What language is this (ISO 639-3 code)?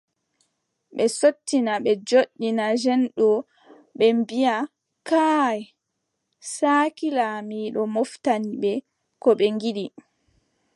fub